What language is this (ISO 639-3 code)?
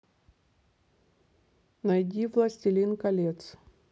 rus